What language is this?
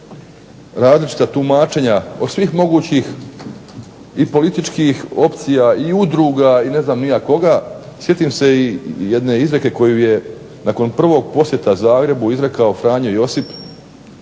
Croatian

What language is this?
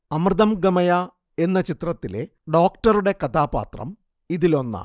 Malayalam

